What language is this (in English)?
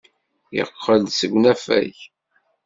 Kabyle